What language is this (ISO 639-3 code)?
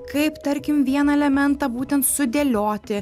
lit